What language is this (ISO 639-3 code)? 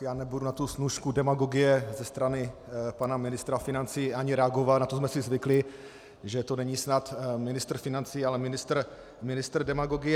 ces